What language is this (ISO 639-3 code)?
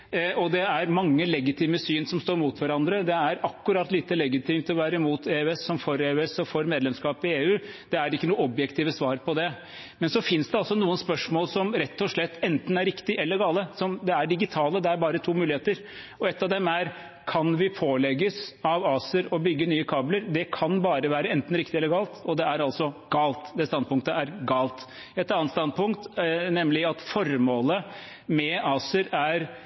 nob